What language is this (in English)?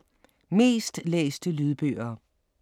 Danish